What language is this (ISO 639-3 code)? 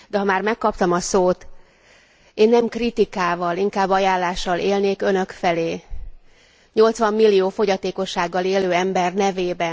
hun